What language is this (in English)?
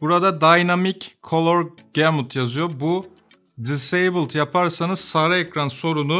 Turkish